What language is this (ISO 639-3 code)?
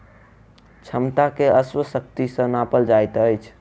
mai